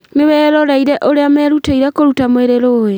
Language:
Kikuyu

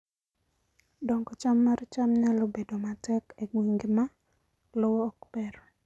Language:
Luo (Kenya and Tanzania)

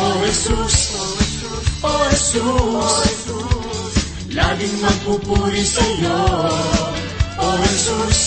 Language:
Filipino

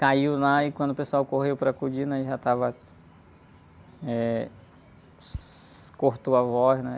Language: Portuguese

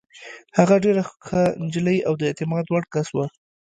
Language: Pashto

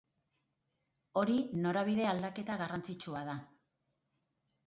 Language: Basque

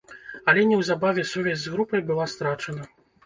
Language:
Belarusian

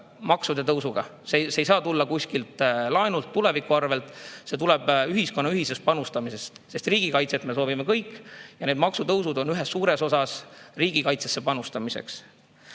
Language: Estonian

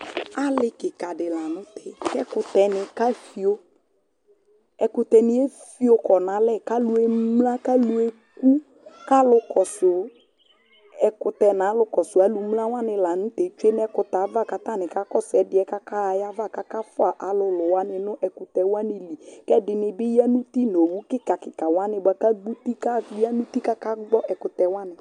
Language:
Ikposo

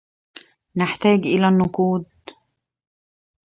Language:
Arabic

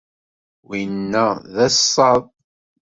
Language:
Kabyle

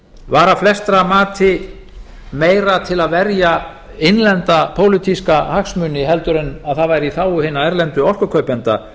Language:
Icelandic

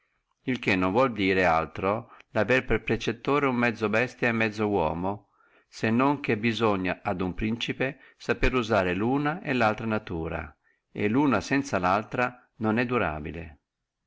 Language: Italian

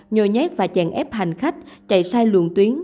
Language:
Vietnamese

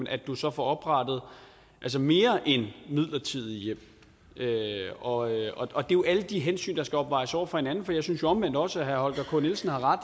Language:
Danish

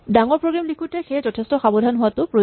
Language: Assamese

